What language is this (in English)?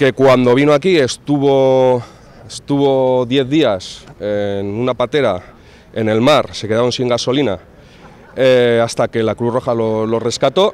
Spanish